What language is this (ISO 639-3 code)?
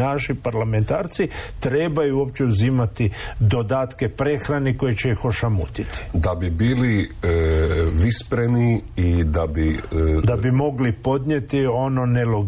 hrv